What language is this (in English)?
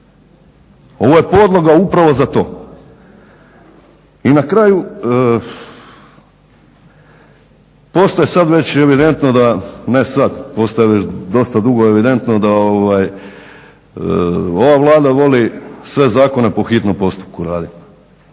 Croatian